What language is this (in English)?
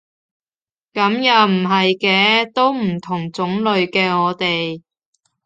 Cantonese